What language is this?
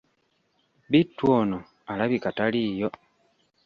Ganda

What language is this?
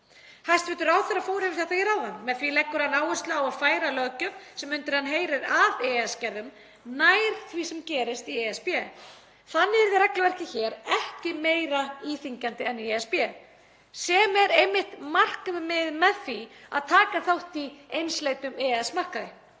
Icelandic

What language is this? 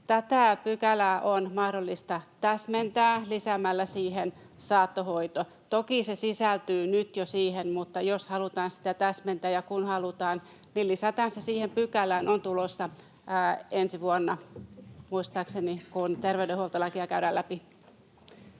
Finnish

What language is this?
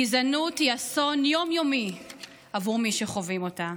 Hebrew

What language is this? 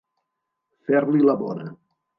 Catalan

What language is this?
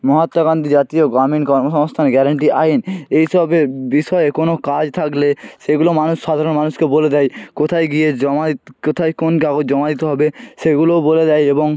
Bangla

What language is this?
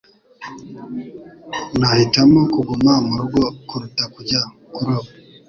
Kinyarwanda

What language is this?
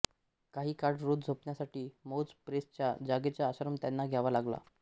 Marathi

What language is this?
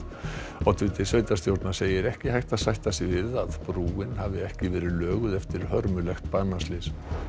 Icelandic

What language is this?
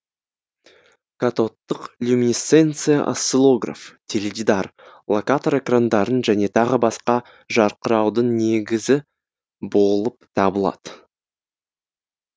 Kazakh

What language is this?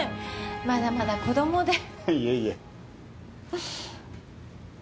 Japanese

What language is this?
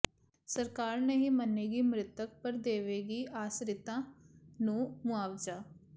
Punjabi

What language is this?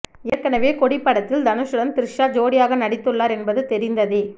Tamil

